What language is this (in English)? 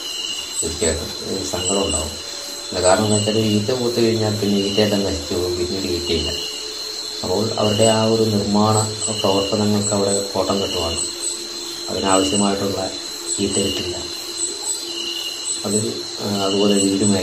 Malayalam